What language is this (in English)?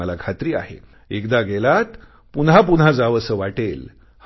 Marathi